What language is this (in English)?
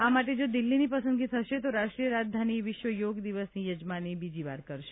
Gujarati